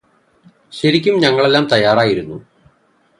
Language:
Malayalam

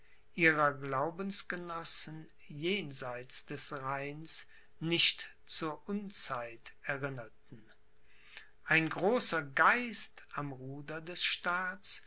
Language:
German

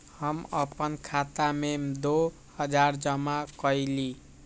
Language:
Magahi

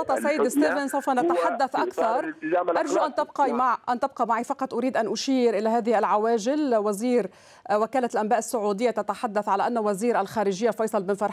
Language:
Arabic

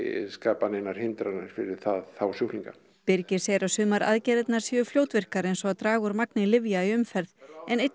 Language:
Icelandic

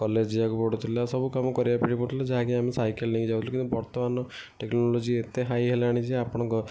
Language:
Odia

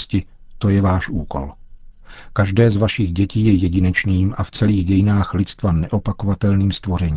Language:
Czech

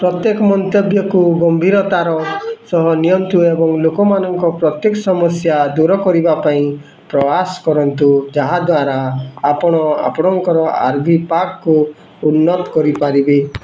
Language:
Odia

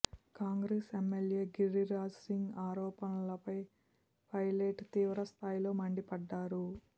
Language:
Telugu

